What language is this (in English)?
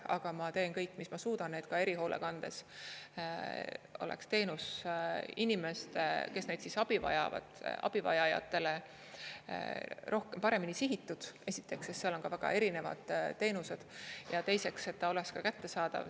Estonian